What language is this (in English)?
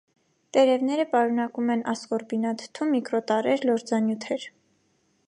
Armenian